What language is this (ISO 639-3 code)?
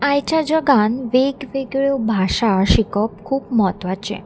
kok